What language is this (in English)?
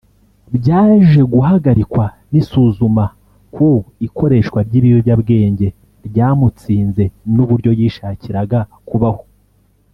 Kinyarwanda